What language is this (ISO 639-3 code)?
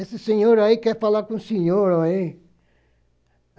por